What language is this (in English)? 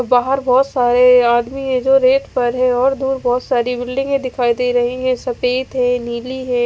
Hindi